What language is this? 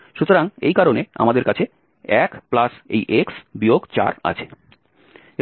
Bangla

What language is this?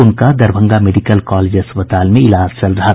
Hindi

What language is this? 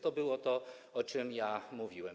Polish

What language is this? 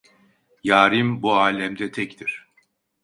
Turkish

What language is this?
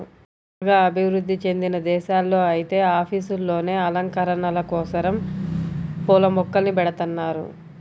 Telugu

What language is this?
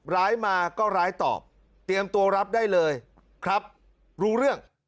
Thai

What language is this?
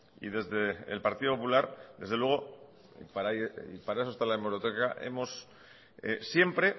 Spanish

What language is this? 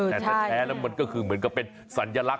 Thai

